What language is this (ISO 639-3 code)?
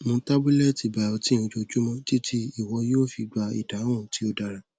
yor